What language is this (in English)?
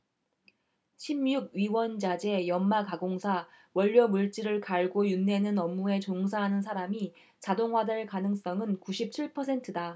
Korean